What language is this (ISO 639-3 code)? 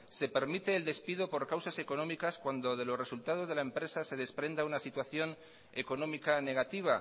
spa